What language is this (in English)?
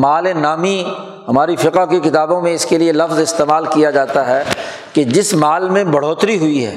Urdu